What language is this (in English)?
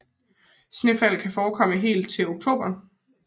Danish